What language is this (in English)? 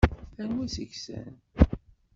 Kabyle